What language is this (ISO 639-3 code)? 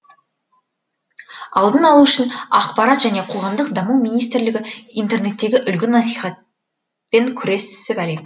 kaz